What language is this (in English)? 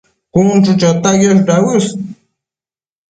Matsés